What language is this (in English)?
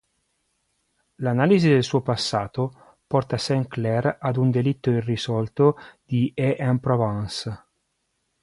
Italian